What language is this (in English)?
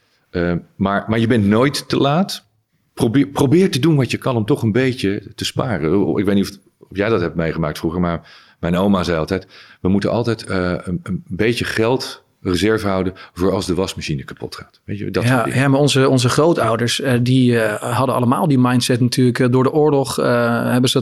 Dutch